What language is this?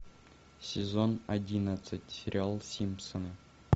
Russian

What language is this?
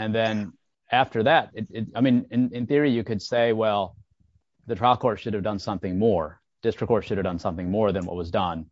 English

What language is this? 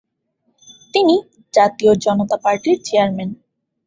Bangla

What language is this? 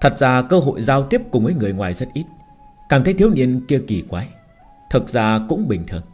Vietnamese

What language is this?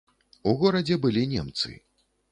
Belarusian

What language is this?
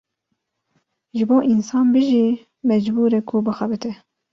Kurdish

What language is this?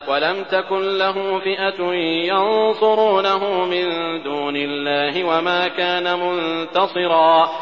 Arabic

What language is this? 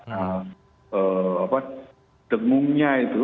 Indonesian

